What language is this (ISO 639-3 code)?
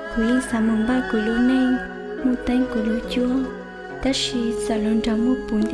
vie